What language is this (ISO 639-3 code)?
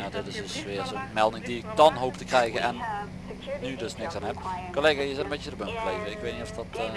nld